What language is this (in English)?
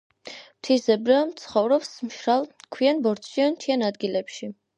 Georgian